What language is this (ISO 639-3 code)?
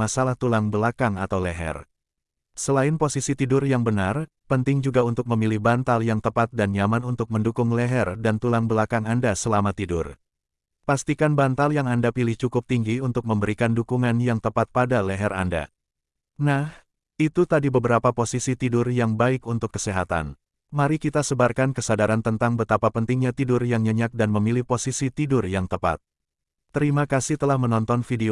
ind